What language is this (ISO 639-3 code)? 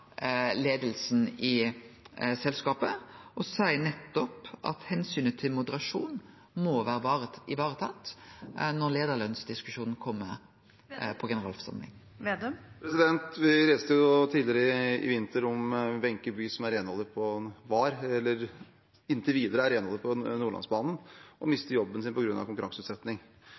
nor